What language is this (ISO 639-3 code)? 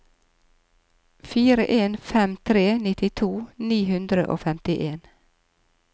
nor